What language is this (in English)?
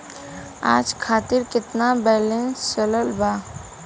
Bhojpuri